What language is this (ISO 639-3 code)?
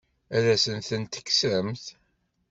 kab